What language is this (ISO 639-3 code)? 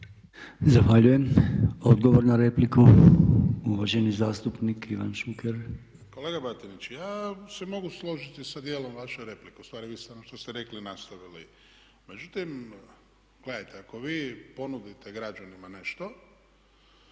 hrv